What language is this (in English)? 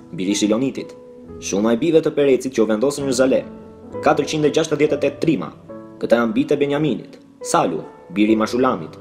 Romanian